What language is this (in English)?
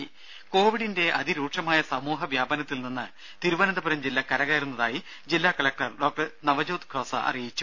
Malayalam